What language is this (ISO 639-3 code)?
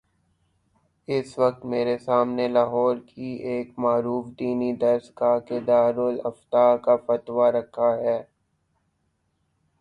urd